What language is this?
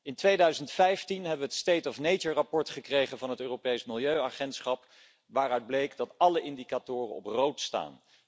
Dutch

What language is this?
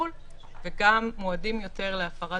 Hebrew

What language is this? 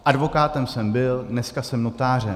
Czech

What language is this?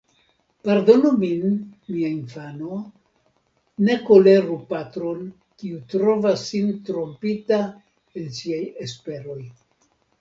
Esperanto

